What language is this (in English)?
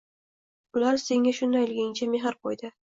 Uzbek